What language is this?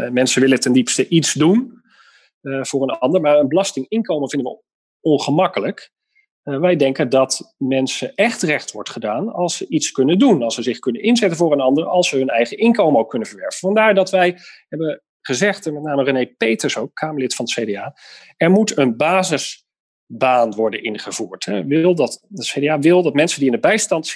Dutch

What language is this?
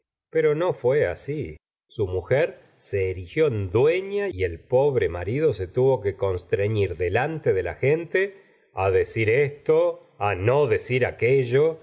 Spanish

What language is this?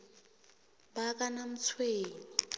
South Ndebele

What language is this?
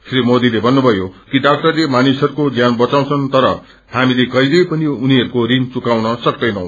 Nepali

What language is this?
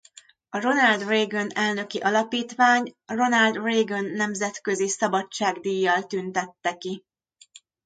Hungarian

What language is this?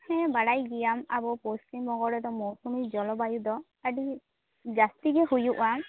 Santali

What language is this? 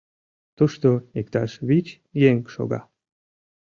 Mari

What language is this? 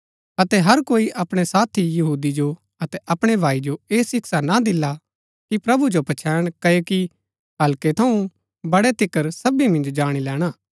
Gaddi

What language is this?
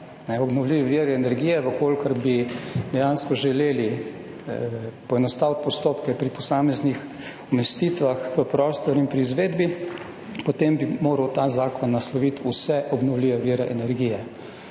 Slovenian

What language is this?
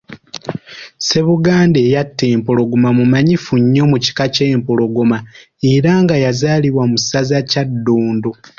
Ganda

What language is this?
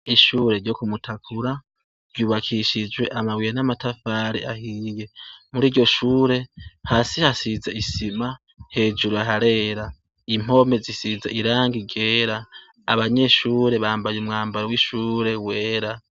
Rundi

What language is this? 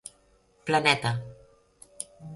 Catalan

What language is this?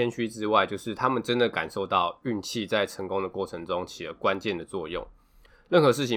Chinese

